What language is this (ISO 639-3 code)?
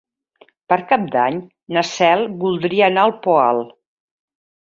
cat